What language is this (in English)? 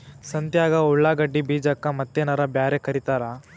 Kannada